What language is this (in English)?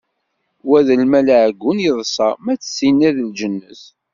Kabyle